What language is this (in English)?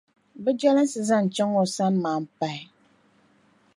Dagbani